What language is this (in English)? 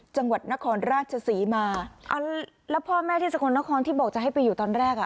Thai